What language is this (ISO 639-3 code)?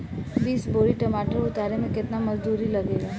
bho